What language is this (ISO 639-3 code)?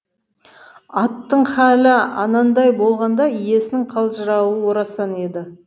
kaz